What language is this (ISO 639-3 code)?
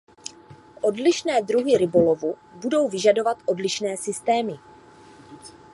ces